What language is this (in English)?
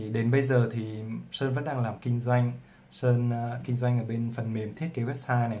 Vietnamese